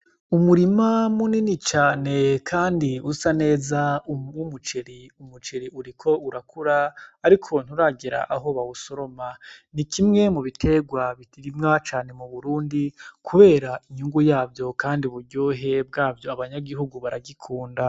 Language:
Rundi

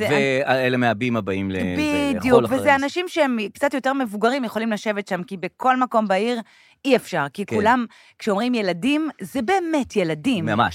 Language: Hebrew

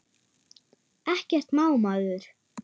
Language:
Icelandic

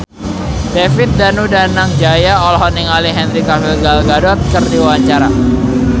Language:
Sundanese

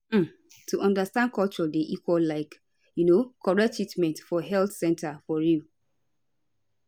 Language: Nigerian Pidgin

